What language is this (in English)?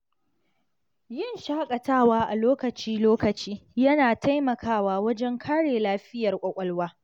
Hausa